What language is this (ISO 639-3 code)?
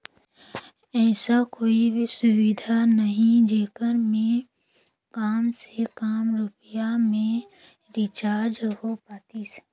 hne